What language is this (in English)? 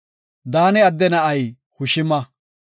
Gofa